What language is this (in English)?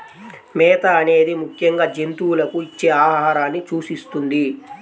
Telugu